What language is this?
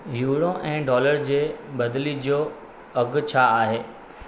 Sindhi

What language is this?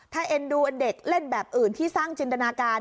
Thai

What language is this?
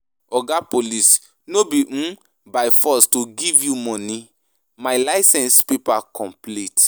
Nigerian Pidgin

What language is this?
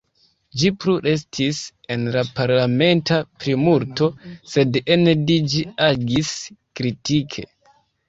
Esperanto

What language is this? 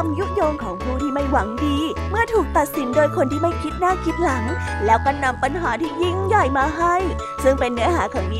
Thai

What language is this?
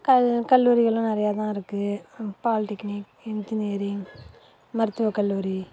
Tamil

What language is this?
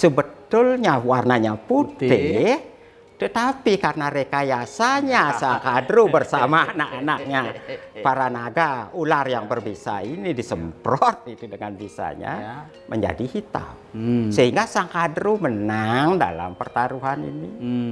Indonesian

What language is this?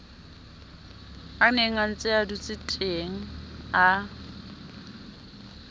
Southern Sotho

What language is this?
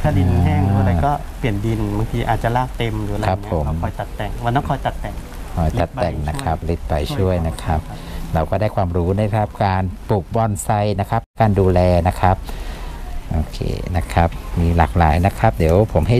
Thai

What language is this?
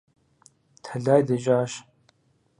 Kabardian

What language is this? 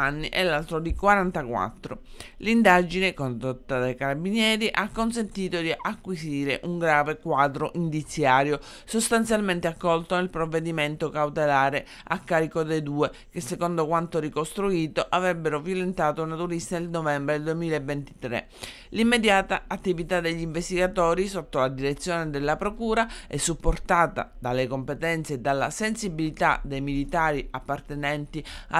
Italian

